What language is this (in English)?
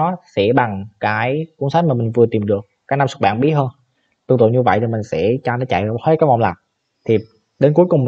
Vietnamese